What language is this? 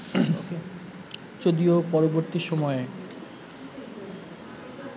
Bangla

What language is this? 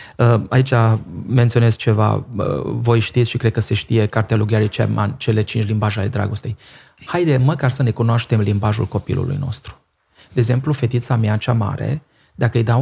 Romanian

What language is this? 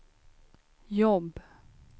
Swedish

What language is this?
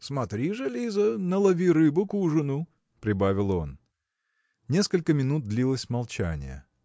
Russian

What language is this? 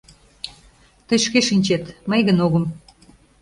Mari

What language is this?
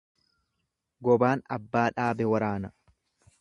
Oromo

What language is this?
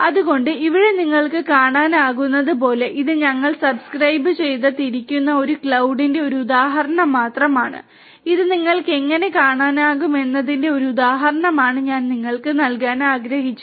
Malayalam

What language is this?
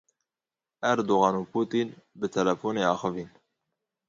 Kurdish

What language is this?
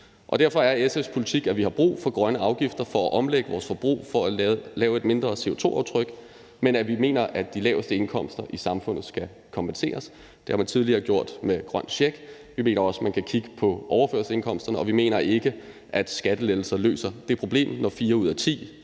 Danish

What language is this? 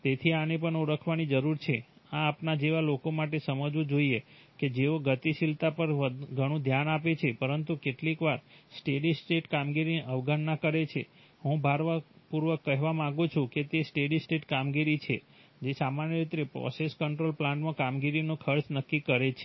Gujarati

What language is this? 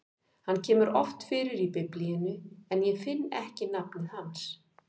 Icelandic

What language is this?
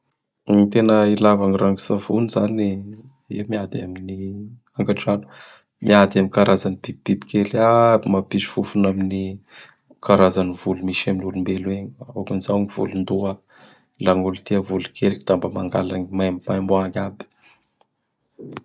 Bara Malagasy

